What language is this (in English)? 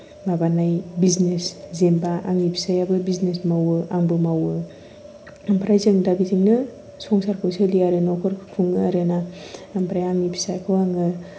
Bodo